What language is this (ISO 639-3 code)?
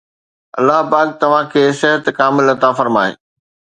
snd